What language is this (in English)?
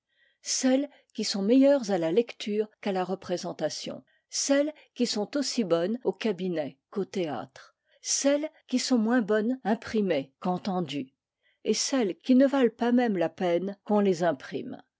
French